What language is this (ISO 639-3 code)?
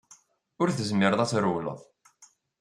kab